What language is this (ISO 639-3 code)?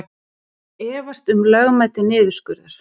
isl